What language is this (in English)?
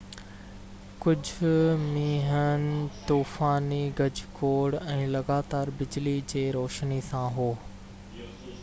Sindhi